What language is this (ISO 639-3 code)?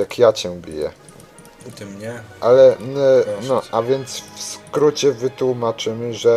pol